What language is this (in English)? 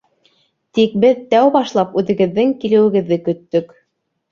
Bashkir